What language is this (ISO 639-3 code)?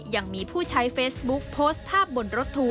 tha